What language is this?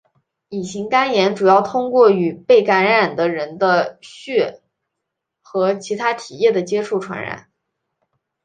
Chinese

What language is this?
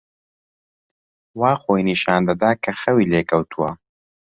Central Kurdish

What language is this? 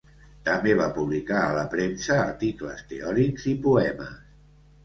Catalan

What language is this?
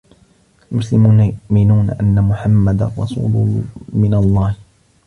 Arabic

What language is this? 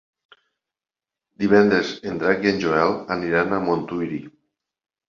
Catalan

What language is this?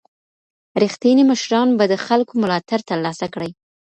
Pashto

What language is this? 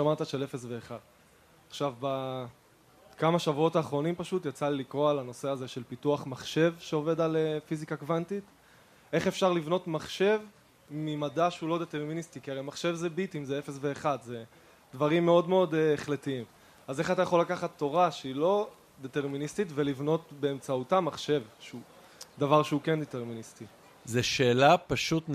Hebrew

